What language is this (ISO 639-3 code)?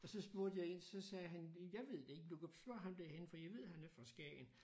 dan